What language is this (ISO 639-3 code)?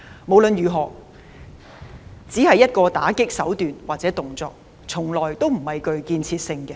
yue